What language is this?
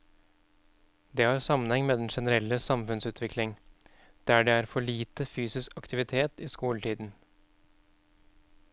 Norwegian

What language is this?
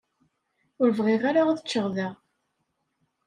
Kabyle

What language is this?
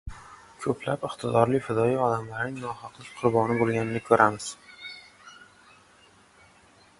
Uzbek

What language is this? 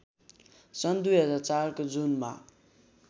Nepali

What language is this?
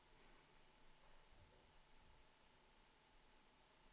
Swedish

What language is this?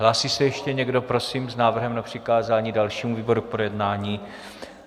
Czech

